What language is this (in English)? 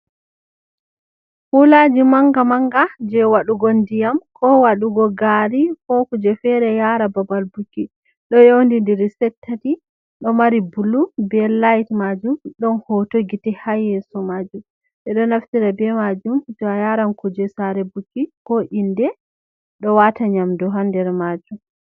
Fula